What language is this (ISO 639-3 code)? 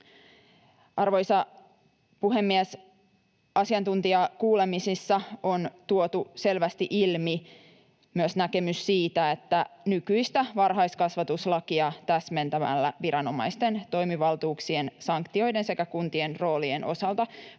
fin